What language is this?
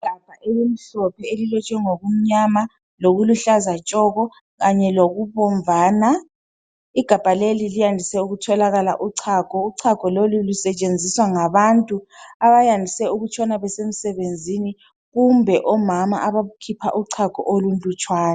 North Ndebele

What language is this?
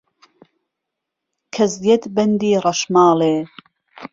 Central Kurdish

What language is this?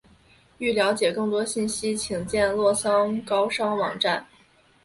Chinese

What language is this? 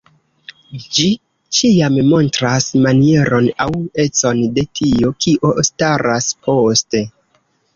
Esperanto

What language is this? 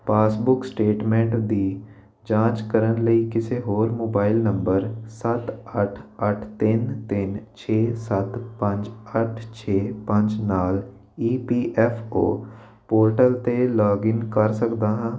Punjabi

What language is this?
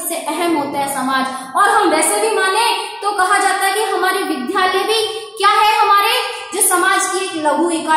Hindi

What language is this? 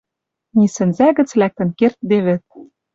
Western Mari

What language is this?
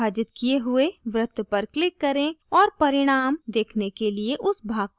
Hindi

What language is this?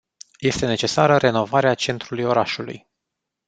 Romanian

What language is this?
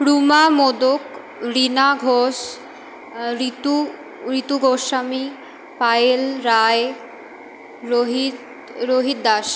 Bangla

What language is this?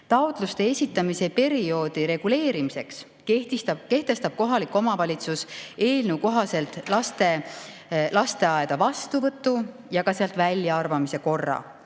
Estonian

